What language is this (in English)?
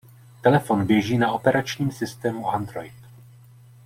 Czech